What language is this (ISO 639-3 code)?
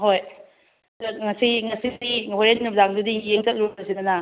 mni